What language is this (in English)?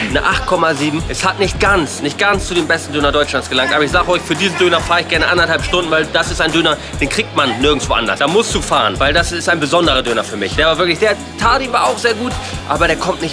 German